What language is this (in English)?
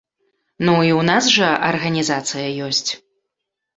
Belarusian